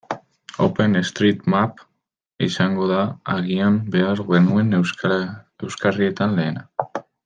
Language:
Basque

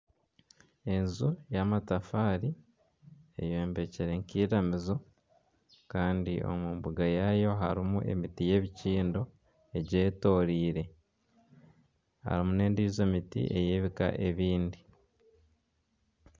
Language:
Nyankole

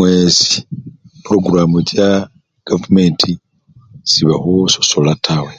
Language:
Luyia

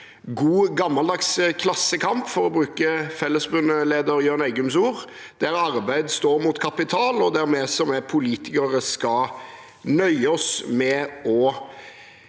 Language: Norwegian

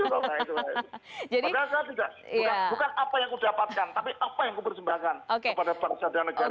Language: Indonesian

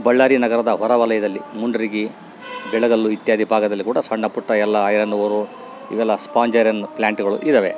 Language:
Kannada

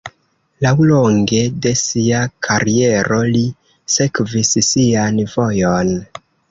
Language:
Esperanto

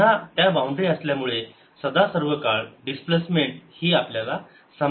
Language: Marathi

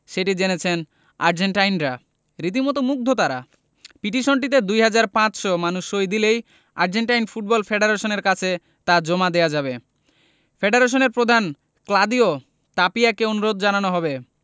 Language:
Bangla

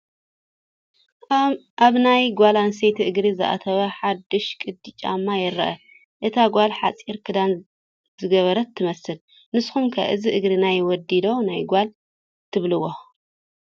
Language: Tigrinya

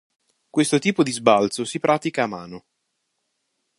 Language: Italian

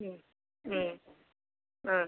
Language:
Malayalam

